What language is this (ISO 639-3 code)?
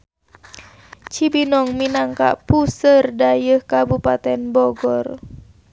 sun